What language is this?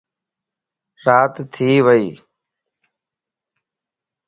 Lasi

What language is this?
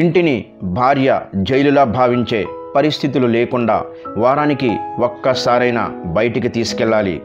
Hindi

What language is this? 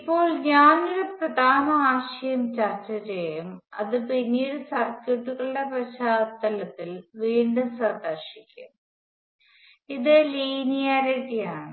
Malayalam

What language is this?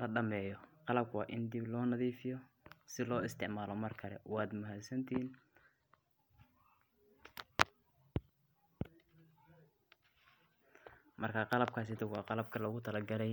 Somali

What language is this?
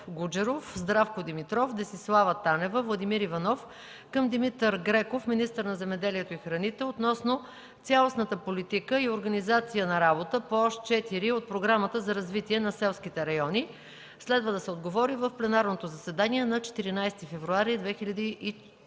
Bulgarian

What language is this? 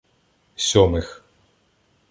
Ukrainian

